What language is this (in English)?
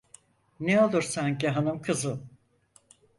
Turkish